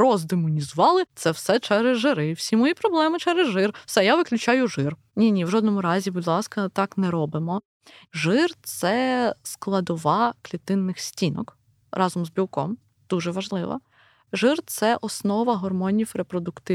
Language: Ukrainian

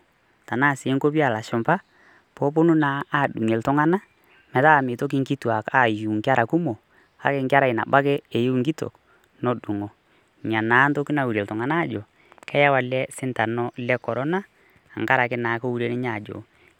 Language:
Masai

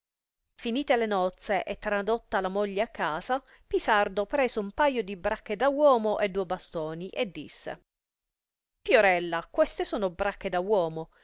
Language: Italian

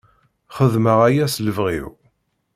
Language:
Kabyle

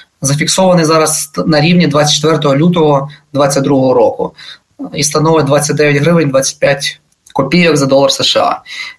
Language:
Ukrainian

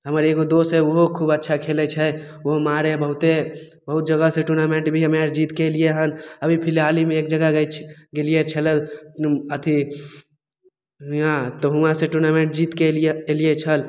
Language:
Maithili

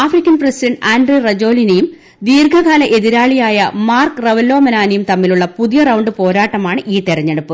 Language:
Malayalam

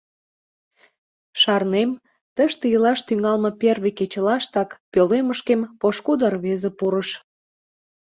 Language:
Mari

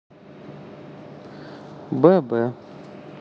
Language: Russian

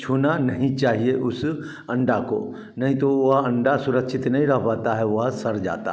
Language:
Hindi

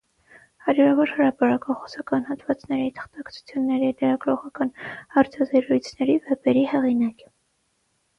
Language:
Armenian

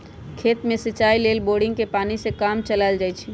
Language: Magahi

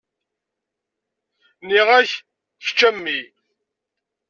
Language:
Kabyle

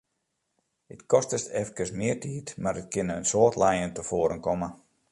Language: Western Frisian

